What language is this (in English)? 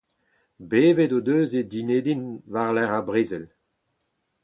Breton